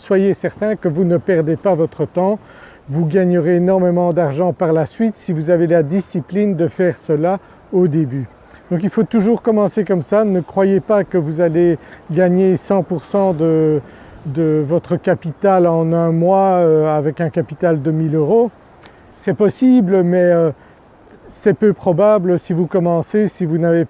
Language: French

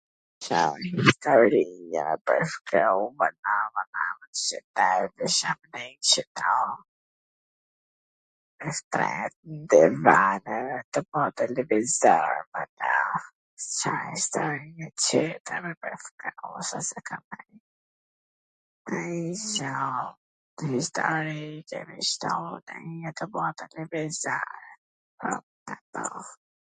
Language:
Gheg Albanian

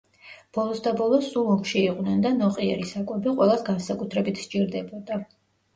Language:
Georgian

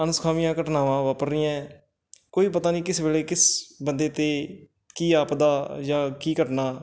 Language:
Punjabi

